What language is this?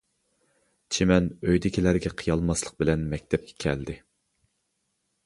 Uyghur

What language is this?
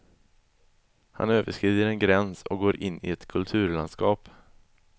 Swedish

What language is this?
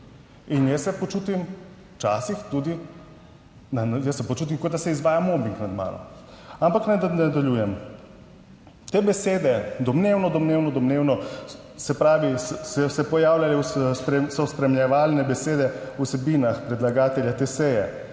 Slovenian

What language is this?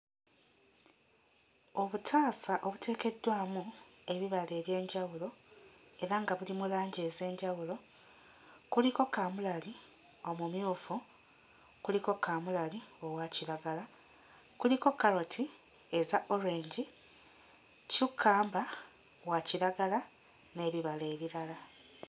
Ganda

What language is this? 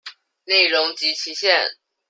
Chinese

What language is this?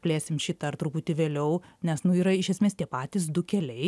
Lithuanian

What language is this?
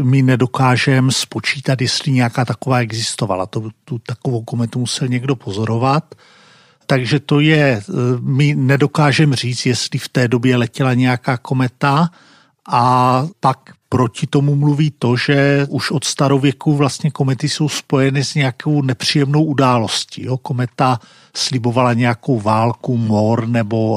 Czech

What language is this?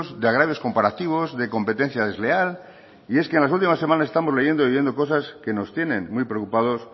Spanish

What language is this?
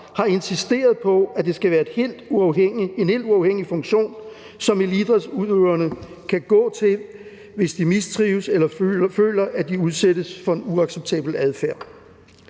Danish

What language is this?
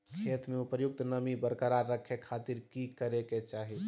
Magahi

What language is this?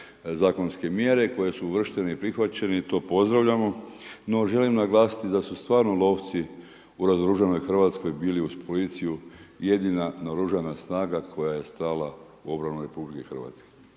Croatian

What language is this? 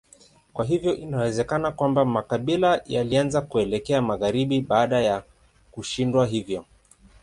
Swahili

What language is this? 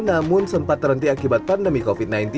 Indonesian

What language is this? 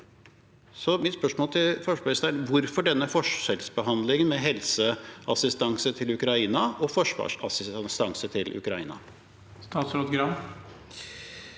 Norwegian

